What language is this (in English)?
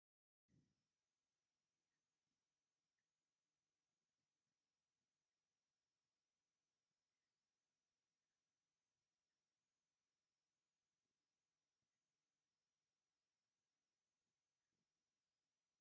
Tigrinya